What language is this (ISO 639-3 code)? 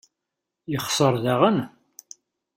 kab